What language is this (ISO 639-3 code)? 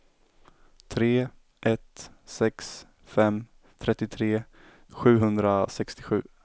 swe